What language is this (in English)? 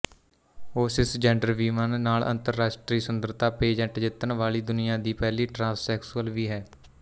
Punjabi